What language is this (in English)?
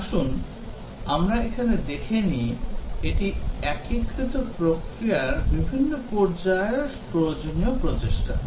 Bangla